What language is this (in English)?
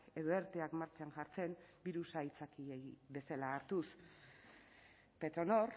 Basque